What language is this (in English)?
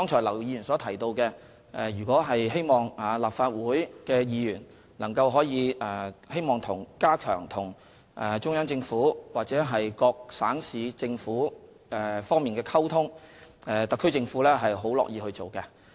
Cantonese